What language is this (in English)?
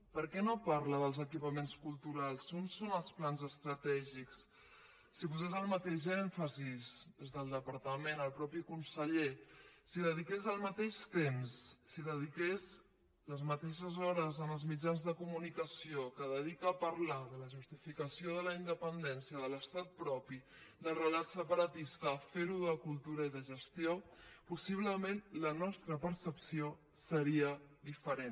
Catalan